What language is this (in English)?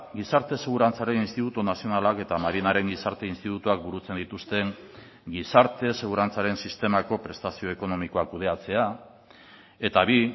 Basque